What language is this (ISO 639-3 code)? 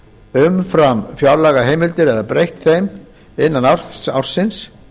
isl